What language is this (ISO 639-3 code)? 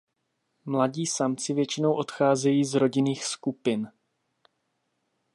ces